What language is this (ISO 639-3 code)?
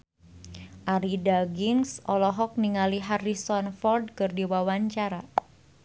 sun